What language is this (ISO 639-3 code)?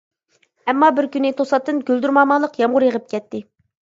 uig